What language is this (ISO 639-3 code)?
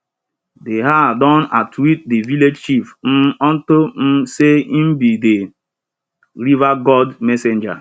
pcm